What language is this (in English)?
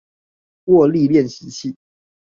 Chinese